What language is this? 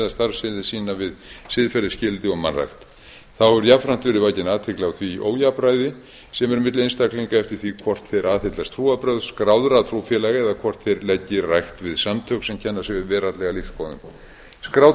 Icelandic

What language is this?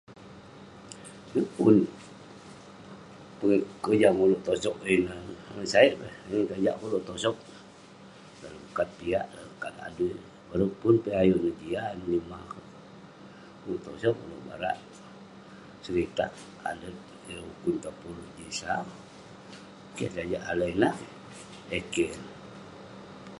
Western Penan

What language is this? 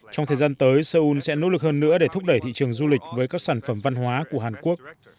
Vietnamese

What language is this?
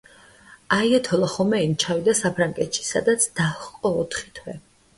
Georgian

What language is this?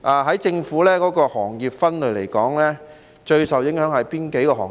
Cantonese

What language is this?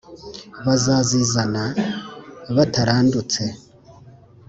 Kinyarwanda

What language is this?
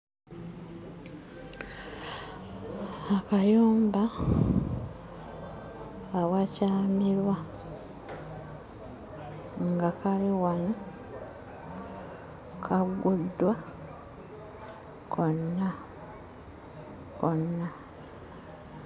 Ganda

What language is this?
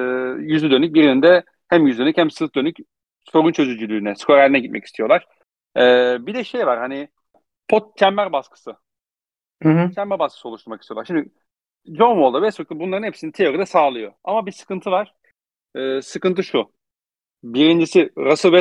Turkish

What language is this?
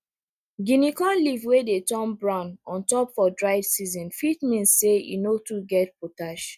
Nigerian Pidgin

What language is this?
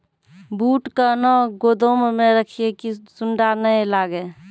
Maithili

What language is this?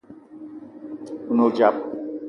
Eton (Cameroon)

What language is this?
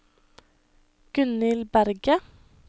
Norwegian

